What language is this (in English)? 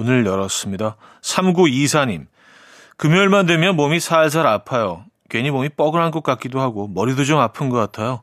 Korean